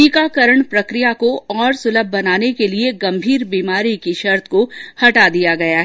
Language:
Hindi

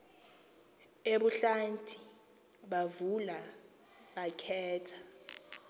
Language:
Xhosa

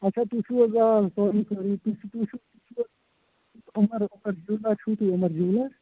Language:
Kashmiri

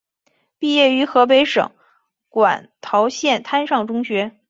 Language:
Chinese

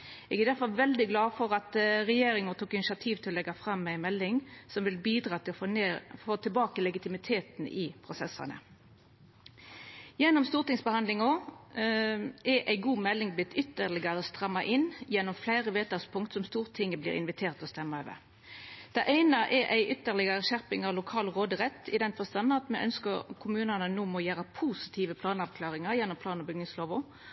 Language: Norwegian Nynorsk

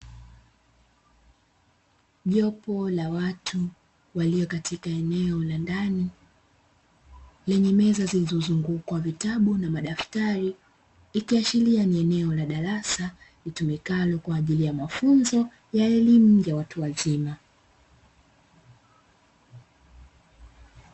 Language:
Swahili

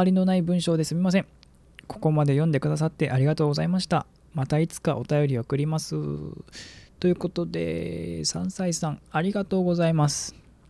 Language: Japanese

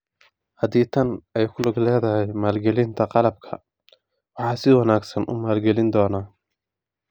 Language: Somali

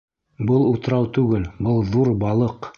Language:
Bashkir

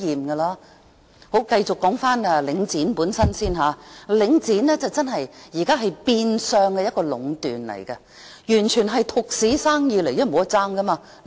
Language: Cantonese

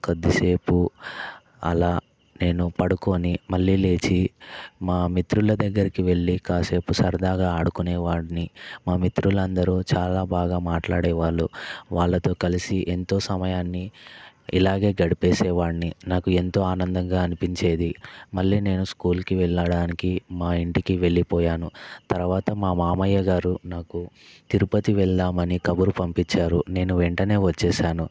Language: Telugu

